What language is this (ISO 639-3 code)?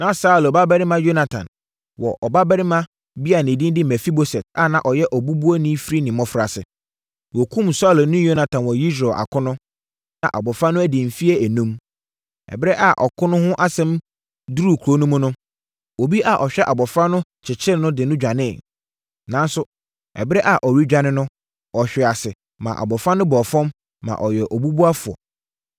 aka